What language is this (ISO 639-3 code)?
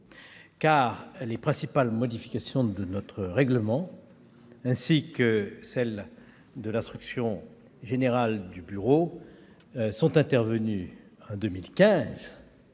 fra